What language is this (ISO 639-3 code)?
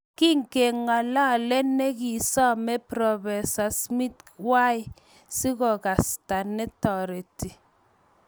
kln